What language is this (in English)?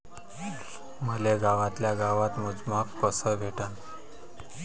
Marathi